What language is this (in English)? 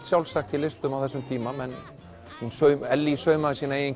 Icelandic